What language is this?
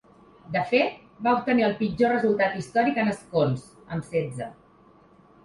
Catalan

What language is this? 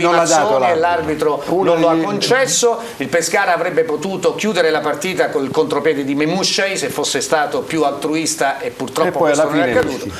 Italian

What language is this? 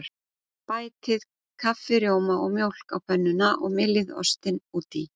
Icelandic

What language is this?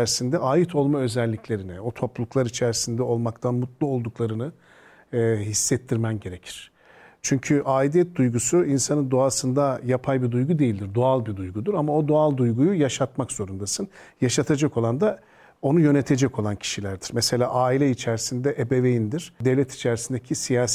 Turkish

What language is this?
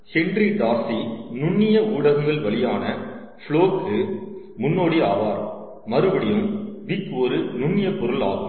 Tamil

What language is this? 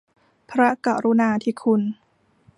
Thai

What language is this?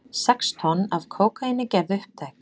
Icelandic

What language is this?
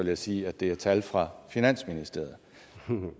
Danish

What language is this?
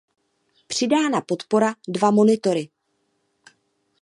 Czech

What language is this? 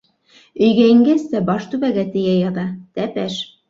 Bashkir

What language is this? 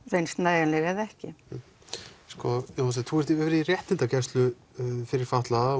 Icelandic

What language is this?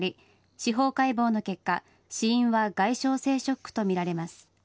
Japanese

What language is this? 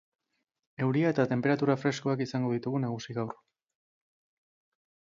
Basque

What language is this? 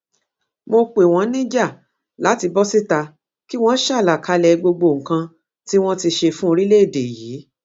Yoruba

